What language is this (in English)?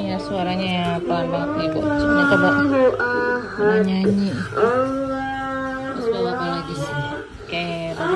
Indonesian